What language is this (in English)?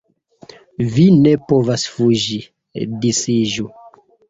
Esperanto